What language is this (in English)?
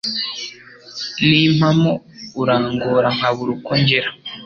Kinyarwanda